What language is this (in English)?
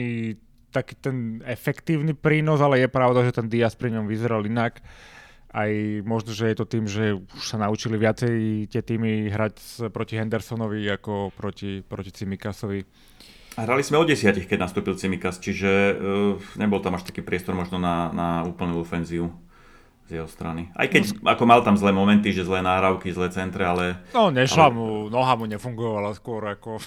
Slovak